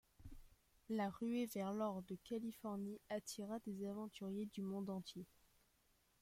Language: French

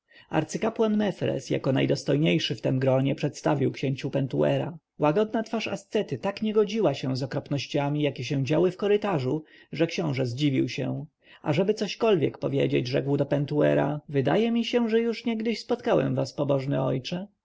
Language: Polish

